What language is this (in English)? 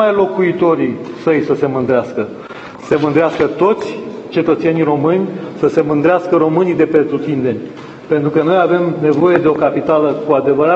Romanian